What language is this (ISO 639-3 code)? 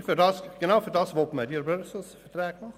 gsw